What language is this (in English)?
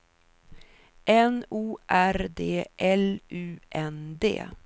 Swedish